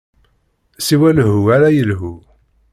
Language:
Kabyle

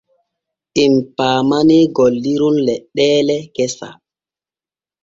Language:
Borgu Fulfulde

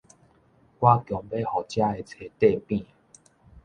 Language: Min Nan Chinese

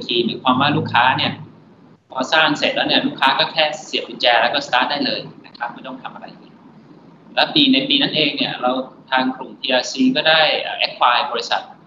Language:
Thai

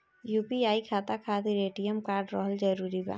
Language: Bhojpuri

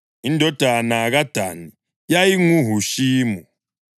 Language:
North Ndebele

